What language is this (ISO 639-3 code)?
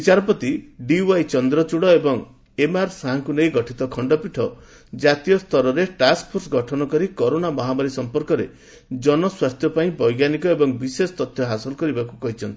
ori